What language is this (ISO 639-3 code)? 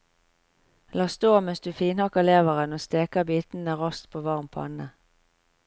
nor